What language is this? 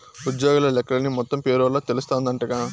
Telugu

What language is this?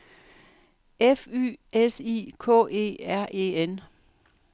Danish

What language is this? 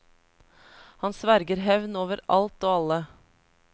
Norwegian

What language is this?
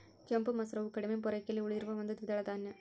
Kannada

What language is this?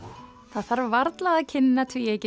Icelandic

